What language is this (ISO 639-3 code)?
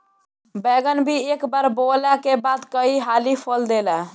bho